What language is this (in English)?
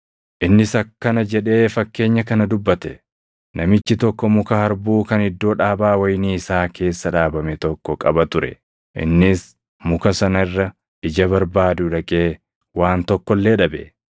Oromo